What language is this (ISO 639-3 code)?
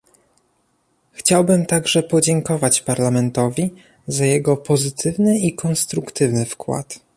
pol